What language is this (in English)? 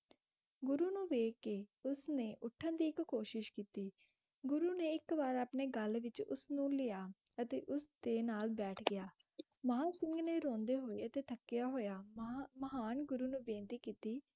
Punjabi